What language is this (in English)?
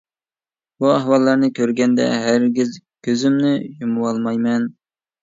Uyghur